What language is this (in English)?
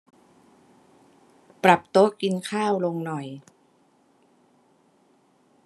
Thai